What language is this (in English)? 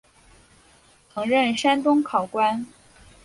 Chinese